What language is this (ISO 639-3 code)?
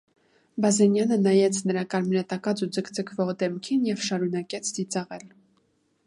hye